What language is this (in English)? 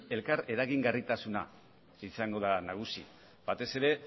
Basque